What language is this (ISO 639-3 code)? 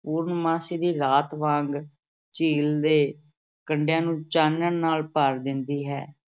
pan